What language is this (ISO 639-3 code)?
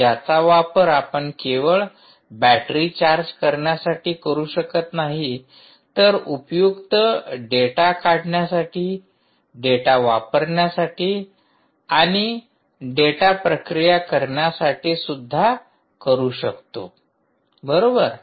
mar